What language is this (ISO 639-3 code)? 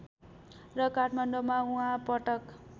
nep